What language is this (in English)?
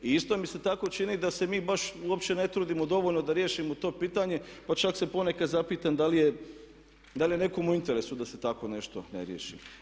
Croatian